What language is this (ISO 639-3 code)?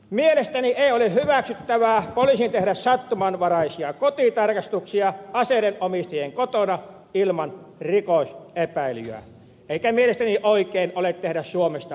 fin